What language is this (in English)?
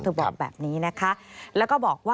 Thai